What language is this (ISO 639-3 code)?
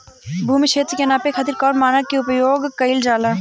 bho